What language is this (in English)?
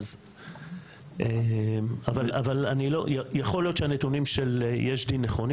Hebrew